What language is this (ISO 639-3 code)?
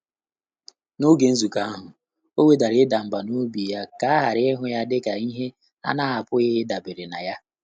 ibo